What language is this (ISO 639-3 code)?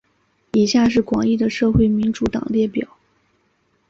zho